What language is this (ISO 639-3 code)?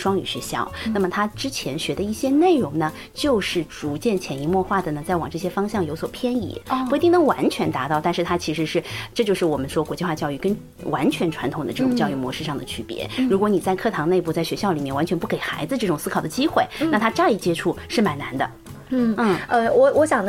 zho